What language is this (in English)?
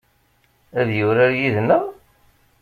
Kabyle